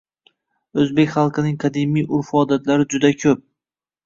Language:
Uzbek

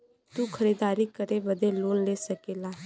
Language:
Bhojpuri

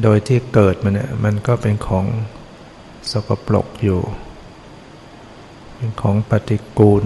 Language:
Thai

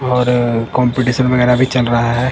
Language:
Hindi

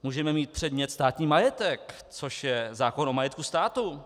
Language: Czech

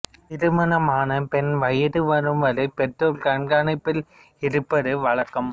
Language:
Tamil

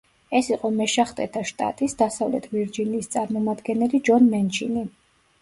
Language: Georgian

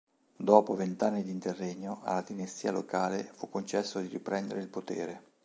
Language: Italian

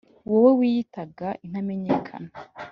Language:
Kinyarwanda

